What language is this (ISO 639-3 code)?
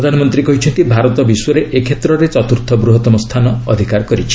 ori